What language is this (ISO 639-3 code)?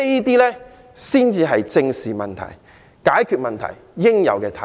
yue